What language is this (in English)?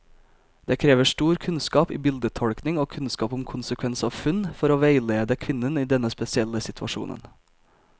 Norwegian